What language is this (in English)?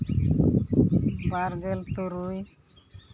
Santali